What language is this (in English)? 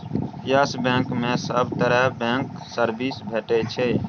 Maithili